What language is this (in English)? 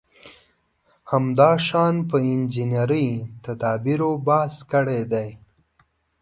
Pashto